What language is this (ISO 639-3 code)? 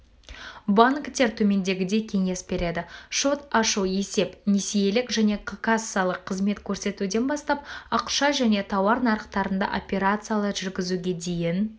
kaz